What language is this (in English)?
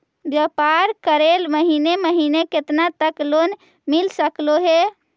Magahi